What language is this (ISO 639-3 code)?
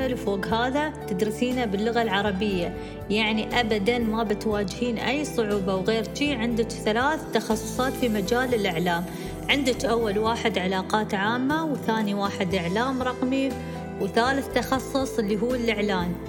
ara